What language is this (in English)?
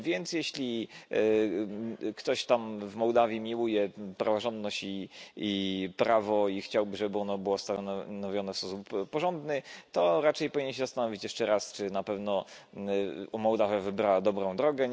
Polish